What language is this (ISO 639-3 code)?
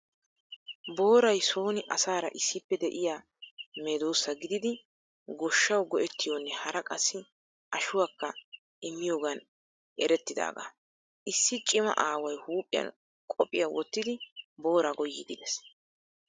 wal